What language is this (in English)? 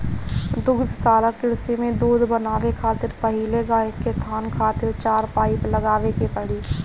Bhojpuri